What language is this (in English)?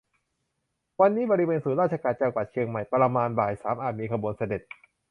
Thai